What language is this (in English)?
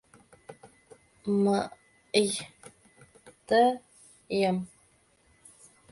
Mari